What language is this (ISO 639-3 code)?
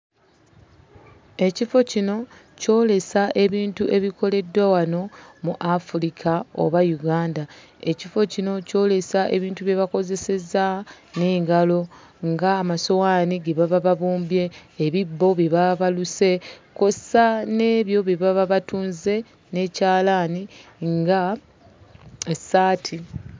lug